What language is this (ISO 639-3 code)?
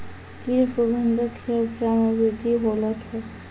mai